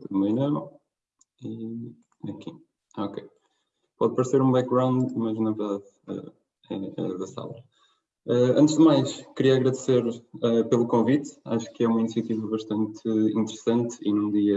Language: Portuguese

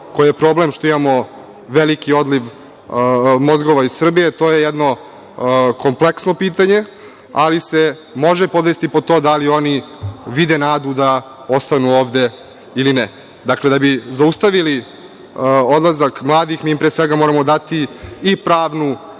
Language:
Serbian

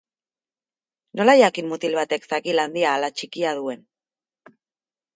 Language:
Basque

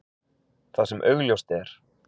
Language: Icelandic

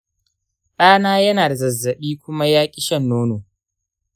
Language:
Hausa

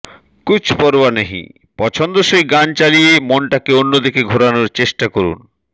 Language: Bangla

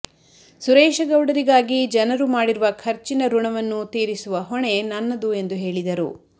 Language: Kannada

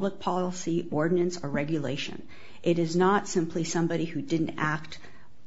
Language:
English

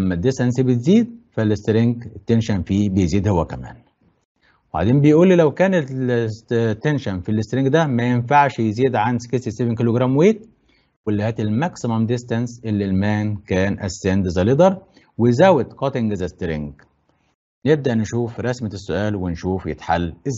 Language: Arabic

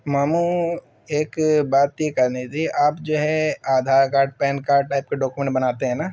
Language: Urdu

